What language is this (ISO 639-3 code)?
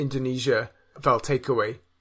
cym